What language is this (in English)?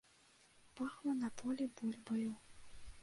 Belarusian